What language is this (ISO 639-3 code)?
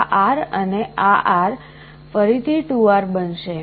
guj